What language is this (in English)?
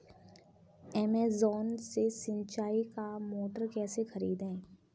Hindi